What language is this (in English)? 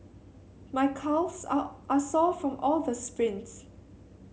English